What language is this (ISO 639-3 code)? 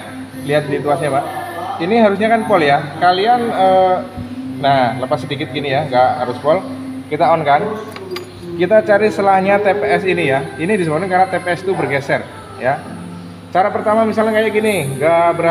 ind